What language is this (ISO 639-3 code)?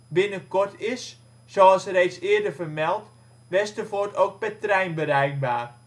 nld